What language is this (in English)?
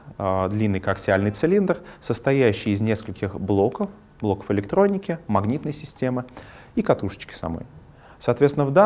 Russian